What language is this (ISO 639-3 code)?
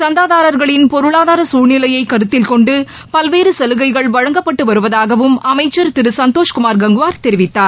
tam